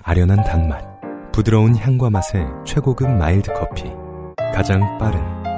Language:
Korean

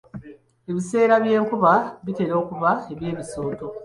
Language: Ganda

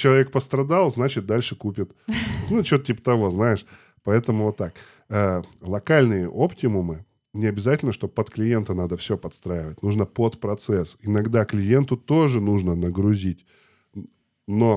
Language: Russian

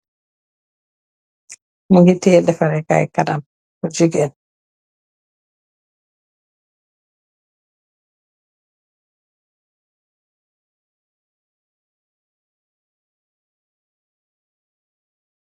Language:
Wolof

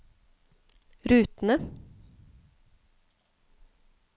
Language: Norwegian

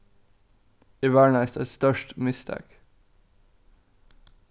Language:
Faroese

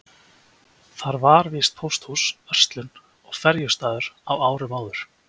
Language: Icelandic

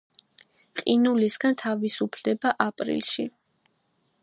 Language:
Georgian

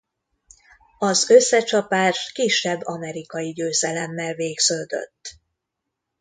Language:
Hungarian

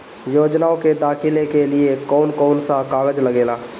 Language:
Bhojpuri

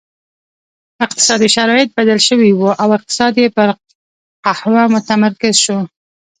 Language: Pashto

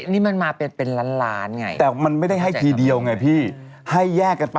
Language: Thai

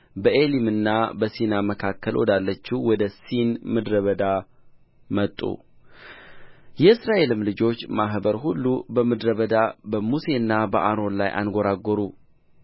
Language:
Amharic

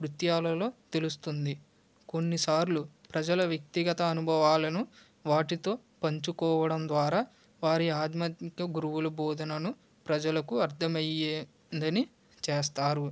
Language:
Telugu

